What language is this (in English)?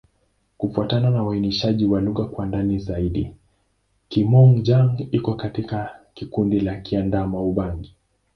Swahili